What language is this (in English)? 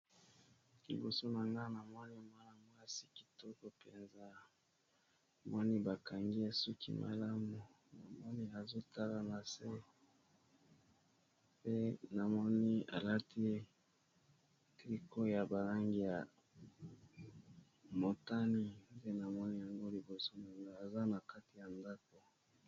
Lingala